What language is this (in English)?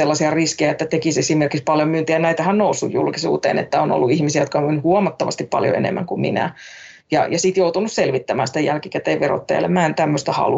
Finnish